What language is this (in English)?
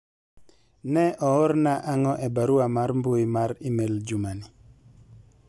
Luo (Kenya and Tanzania)